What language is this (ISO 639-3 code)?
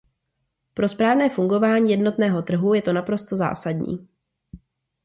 ces